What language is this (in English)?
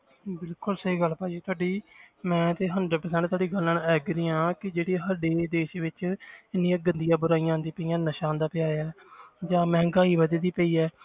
Punjabi